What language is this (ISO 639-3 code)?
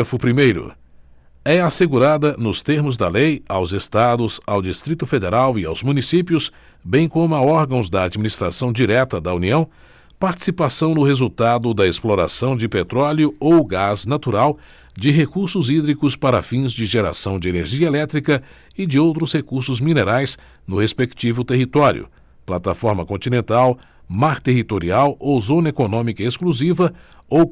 por